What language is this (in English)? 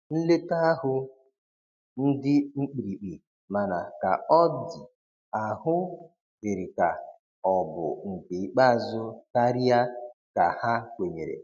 Igbo